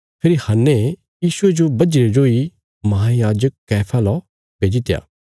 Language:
Bilaspuri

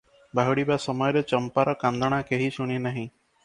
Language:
Odia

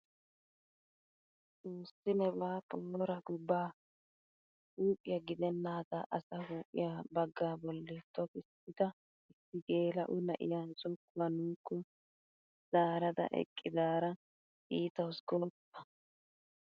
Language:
Wolaytta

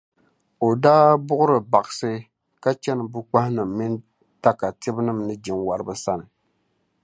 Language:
Dagbani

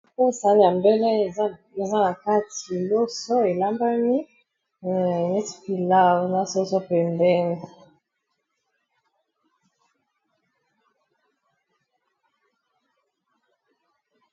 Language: Lingala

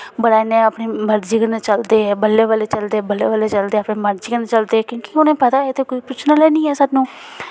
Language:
Dogri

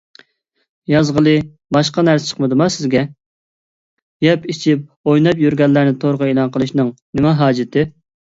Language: Uyghur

